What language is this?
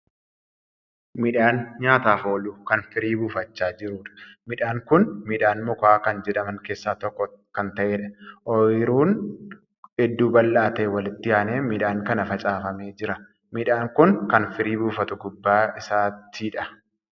Oromo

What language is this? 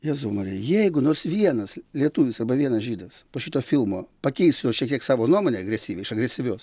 Lithuanian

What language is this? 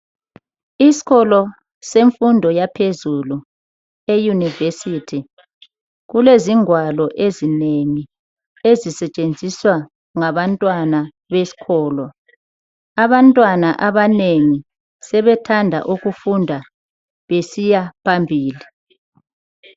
North Ndebele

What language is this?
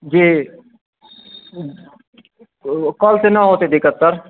Maithili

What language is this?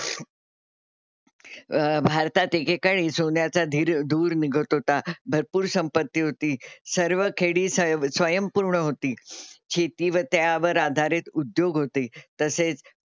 Marathi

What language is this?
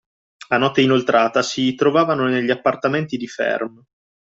Italian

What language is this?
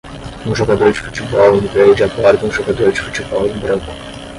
Portuguese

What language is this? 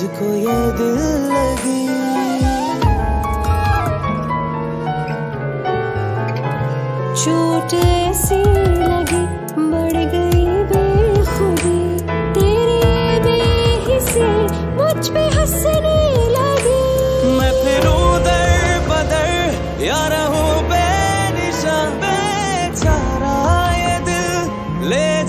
Hindi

